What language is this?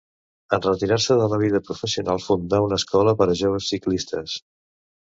Catalan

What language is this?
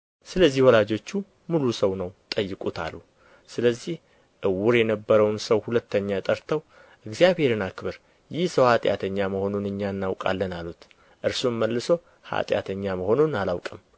Amharic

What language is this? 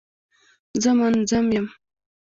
Pashto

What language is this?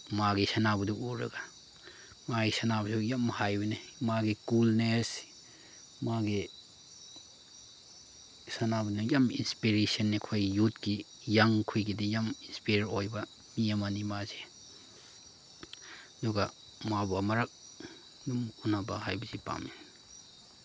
Manipuri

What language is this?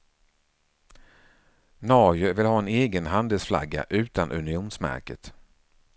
Swedish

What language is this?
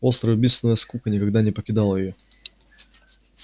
Russian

